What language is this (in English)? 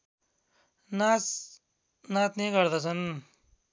Nepali